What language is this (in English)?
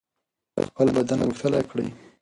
Pashto